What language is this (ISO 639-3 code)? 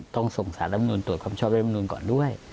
tha